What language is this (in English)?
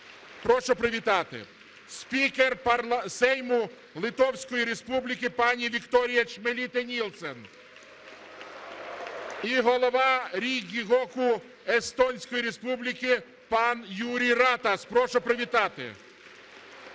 Ukrainian